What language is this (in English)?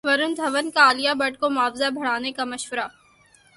Urdu